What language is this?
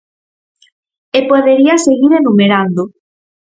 Galician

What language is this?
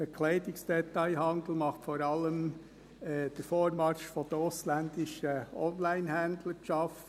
Swiss German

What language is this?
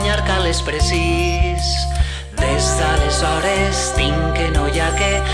Catalan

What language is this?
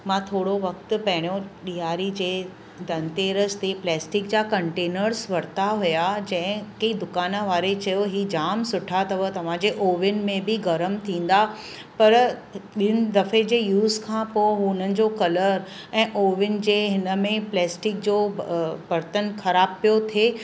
Sindhi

